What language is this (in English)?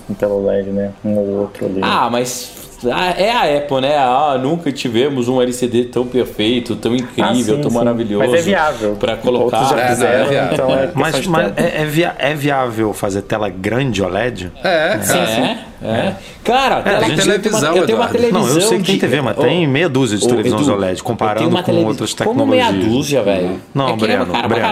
Portuguese